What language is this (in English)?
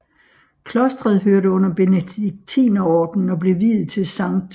Danish